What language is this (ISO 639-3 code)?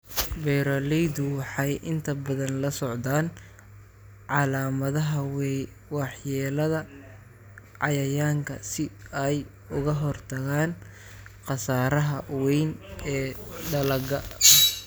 som